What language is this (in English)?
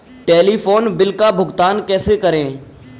Hindi